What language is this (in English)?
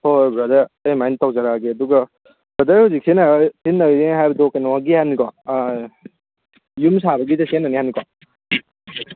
Manipuri